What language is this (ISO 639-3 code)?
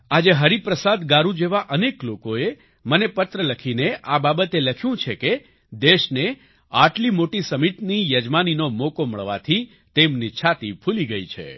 guj